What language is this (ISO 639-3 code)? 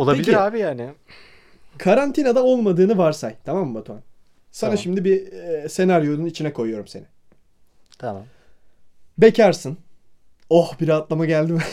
tur